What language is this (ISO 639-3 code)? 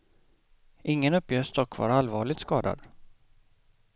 swe